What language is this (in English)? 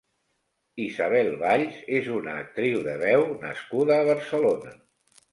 Catalan